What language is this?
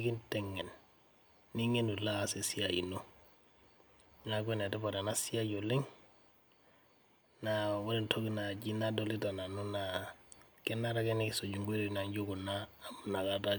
Masai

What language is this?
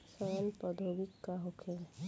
Bhojpuri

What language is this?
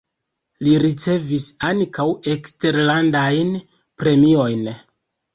Esperanto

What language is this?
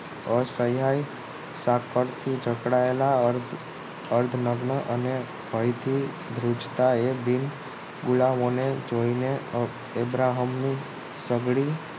Gujarati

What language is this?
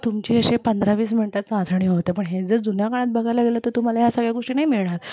Marathi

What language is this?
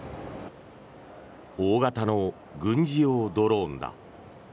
Japanese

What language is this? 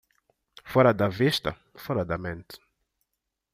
Portuguese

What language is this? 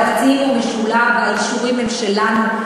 Hebrew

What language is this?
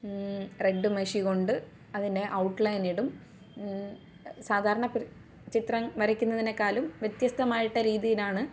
Malayalam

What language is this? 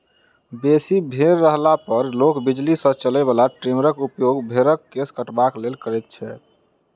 Maithili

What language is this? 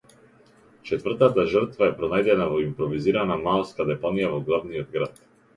Macedonian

